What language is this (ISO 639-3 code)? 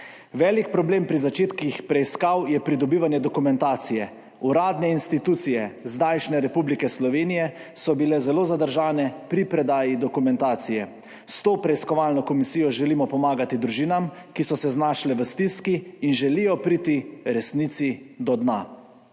slv